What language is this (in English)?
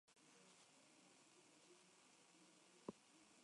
Spanish